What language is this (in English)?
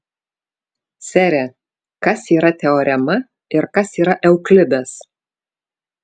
Lithuanian